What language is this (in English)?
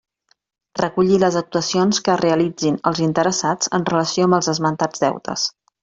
Catalan